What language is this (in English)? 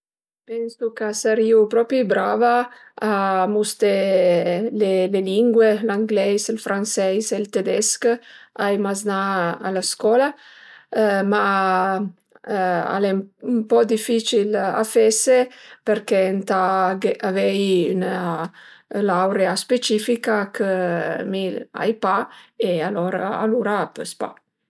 Piedmontese